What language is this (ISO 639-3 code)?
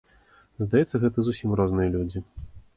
bel